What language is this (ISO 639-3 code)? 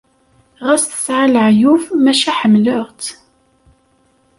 kab